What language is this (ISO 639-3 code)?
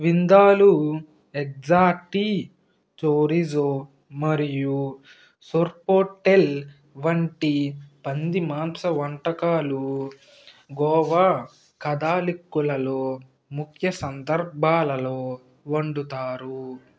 tel